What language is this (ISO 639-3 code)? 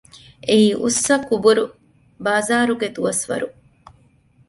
div